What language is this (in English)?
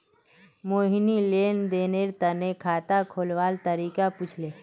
Magahi